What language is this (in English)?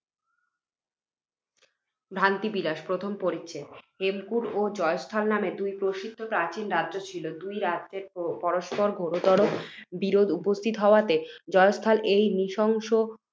Bangla